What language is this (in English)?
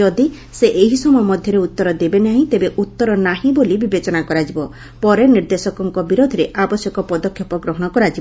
Odia